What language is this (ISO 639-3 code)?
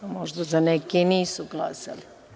srp